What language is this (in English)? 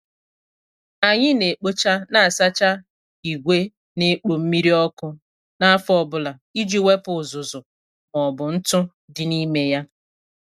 Igbo